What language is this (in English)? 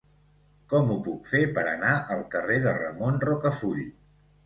Catalan